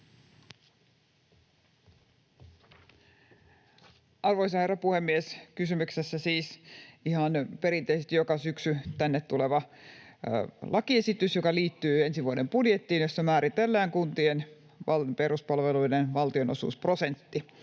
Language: Finnish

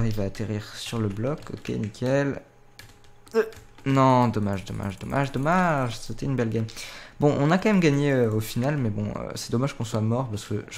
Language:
French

